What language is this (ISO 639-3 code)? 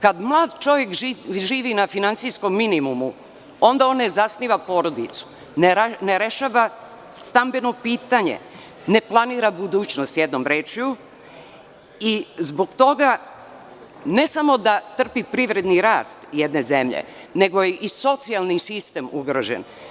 srp